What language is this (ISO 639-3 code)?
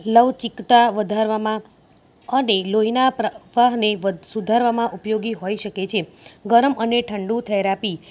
guj